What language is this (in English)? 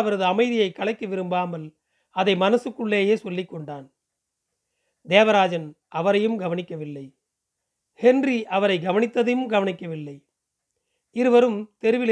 Tamil